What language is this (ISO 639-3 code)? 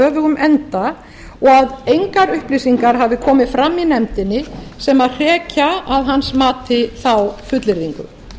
isl